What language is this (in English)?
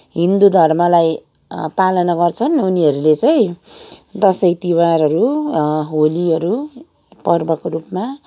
Nepali